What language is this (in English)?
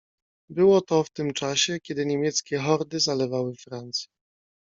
Polish